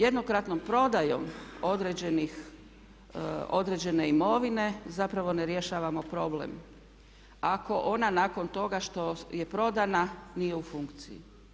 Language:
Croatian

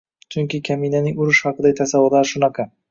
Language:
Uzbek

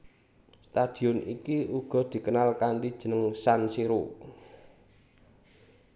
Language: Javanese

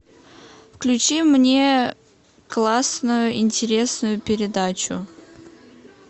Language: Russian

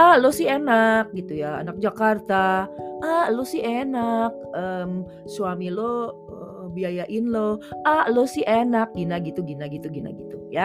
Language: Indonesian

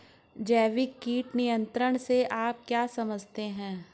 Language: Hindi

